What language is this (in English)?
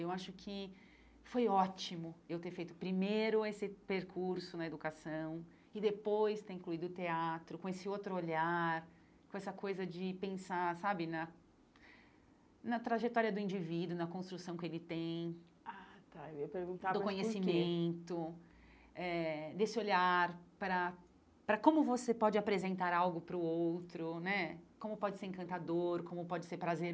Portuguese